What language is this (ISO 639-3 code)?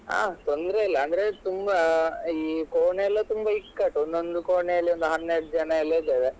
kan